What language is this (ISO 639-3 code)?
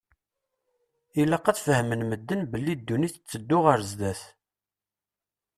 kab